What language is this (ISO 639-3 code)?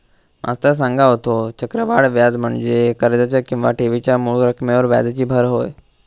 mar